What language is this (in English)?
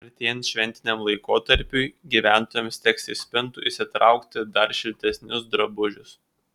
Lithuanian